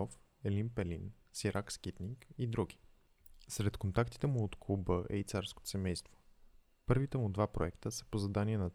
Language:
Bulgarian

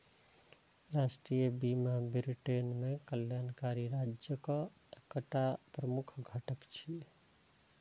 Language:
Maithili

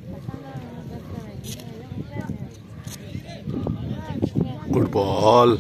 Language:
Thai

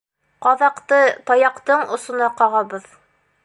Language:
Bashkir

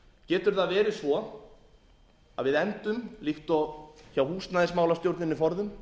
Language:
Icelandic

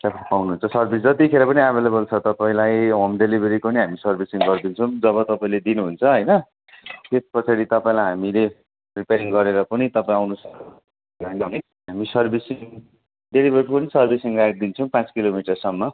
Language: Nepali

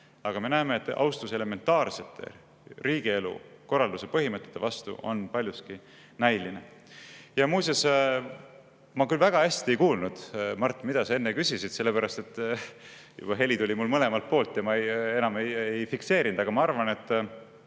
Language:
Estonian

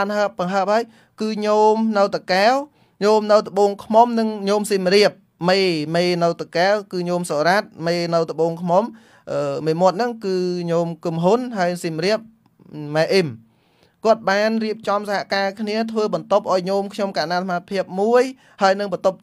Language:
Vietnamese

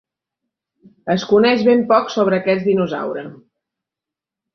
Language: Catalan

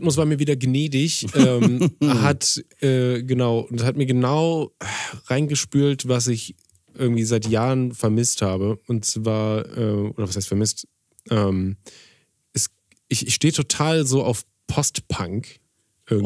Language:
German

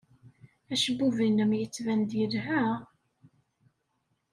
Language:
Kabyle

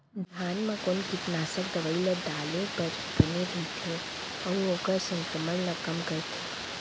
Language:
Chhattisgarhi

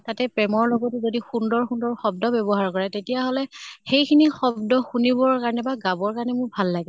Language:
Assamese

